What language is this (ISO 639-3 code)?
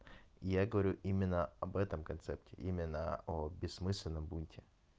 rus